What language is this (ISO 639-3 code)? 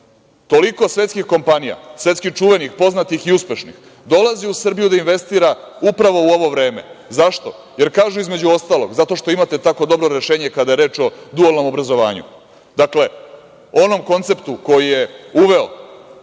srp